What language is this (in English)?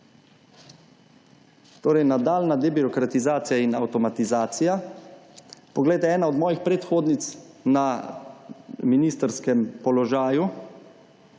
Slovenian